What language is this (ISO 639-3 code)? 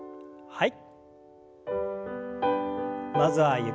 jpn